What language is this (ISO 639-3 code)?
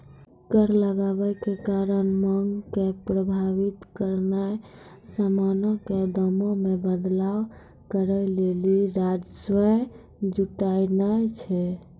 mai